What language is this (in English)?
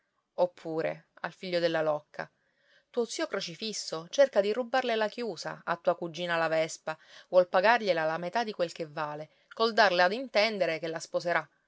Italian